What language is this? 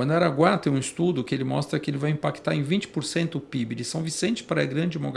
Portuguese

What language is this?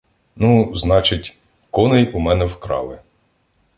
Ukrainian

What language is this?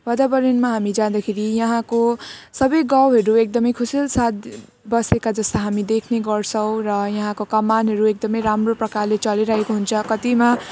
Nepali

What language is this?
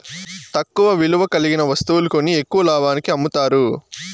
Telugu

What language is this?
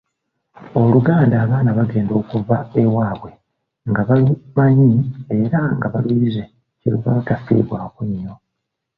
Ganda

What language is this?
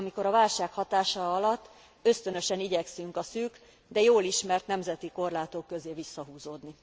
Hungarian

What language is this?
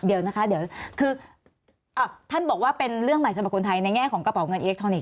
Thai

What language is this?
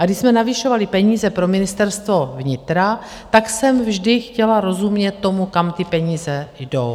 Czech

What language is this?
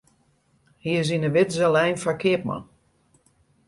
Western Frisian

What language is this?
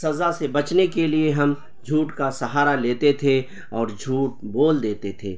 Urdu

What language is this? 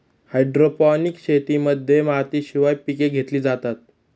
Marathi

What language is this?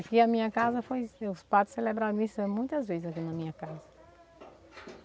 Portuguese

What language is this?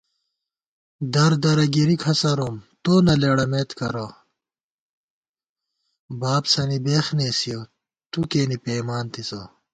Gawar-Bati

